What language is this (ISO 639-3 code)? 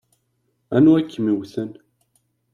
kab